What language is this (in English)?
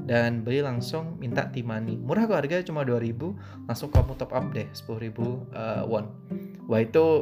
Indonesian